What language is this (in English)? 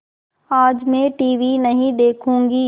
Hindi